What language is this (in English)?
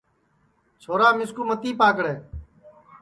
Sansi